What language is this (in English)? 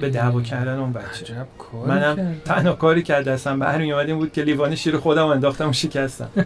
Persian